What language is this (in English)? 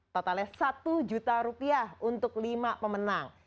Indonesian